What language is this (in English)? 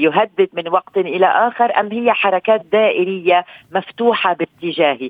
Arabic